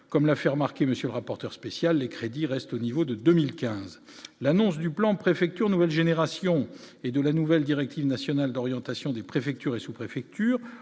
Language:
French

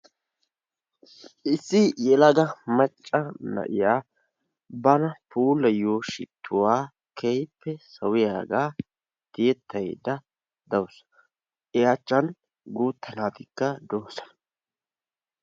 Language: Wolaytta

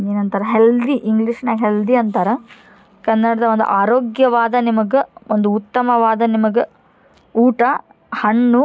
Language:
Kannada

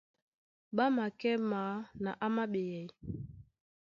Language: Duala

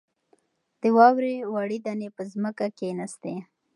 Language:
Pashto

